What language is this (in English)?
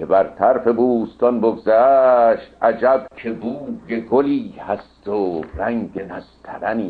Persian